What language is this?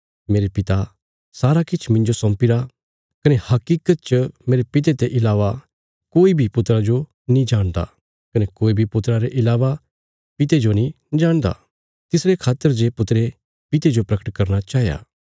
Bilaspuri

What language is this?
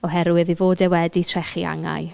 Welsh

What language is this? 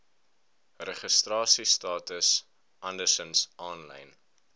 Afrikaans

